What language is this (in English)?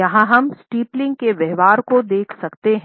Hindi